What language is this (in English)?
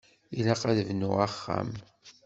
Kabyle